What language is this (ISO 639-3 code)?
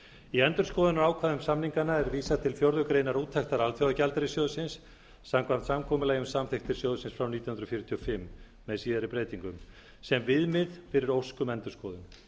isl